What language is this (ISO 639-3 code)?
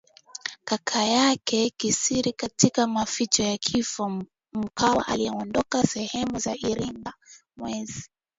swa